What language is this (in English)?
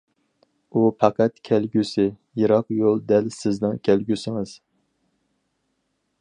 Uyghur